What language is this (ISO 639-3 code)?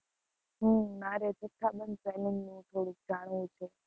guj